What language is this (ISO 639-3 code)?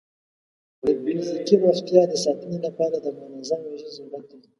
pus